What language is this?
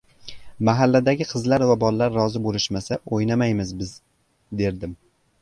Uzbek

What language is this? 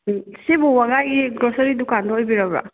Manipuri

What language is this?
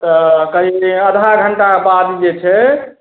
Maithili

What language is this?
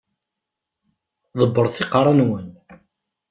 Kabyle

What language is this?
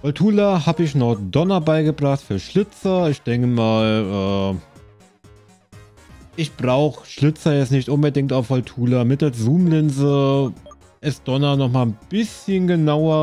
German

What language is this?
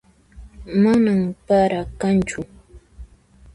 Puno Quechua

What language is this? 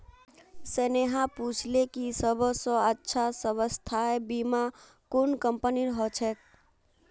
Magahi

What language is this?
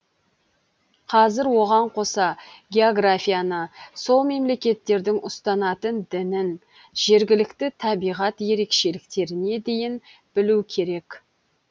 Kazakh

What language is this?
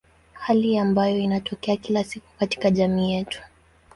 Swahili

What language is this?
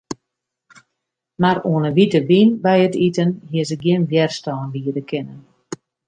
Western Frisian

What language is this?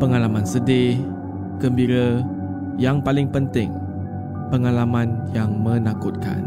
Malay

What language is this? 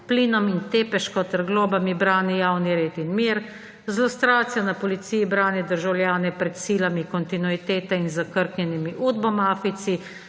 Slovenian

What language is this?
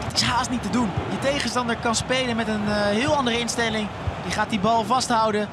Dutch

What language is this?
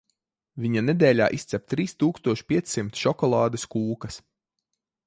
Latvian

